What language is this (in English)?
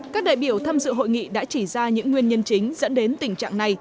Vietnamese